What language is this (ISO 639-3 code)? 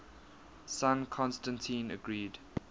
eng